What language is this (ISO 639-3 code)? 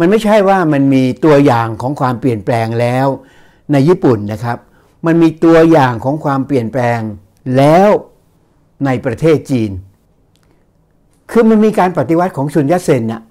tha